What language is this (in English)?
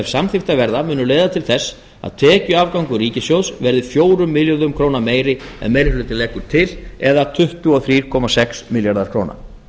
Icelandic